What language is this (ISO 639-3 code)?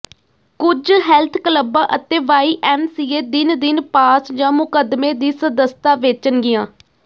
pan